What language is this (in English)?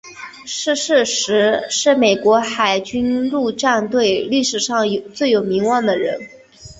Chinese